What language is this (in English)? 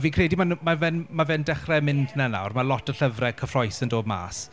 Welsh